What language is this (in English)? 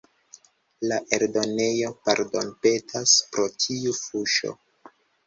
Esperanto